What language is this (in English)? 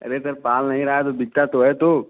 Hindi